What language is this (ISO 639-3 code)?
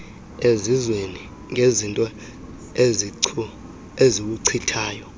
xho